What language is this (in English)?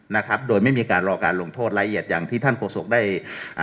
Thai